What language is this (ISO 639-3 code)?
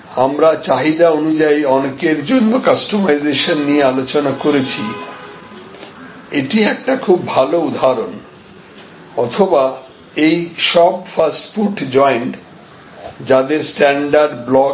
ben